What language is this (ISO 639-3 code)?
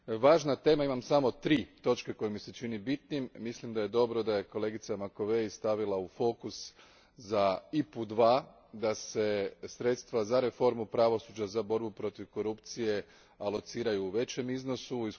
hrv